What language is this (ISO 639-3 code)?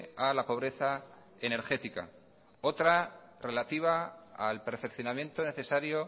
spa